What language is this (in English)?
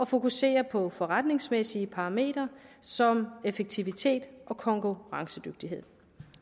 Danish